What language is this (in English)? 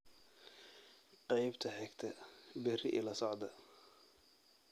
Somali